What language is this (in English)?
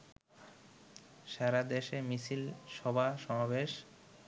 Bangla